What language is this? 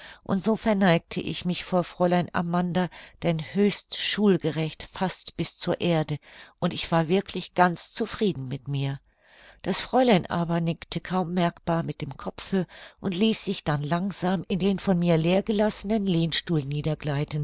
German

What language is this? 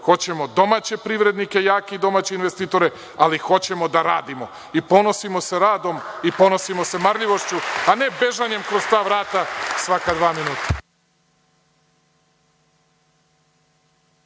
Serbian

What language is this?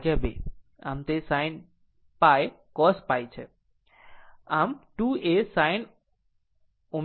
Gujarati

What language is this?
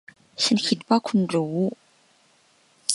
Thai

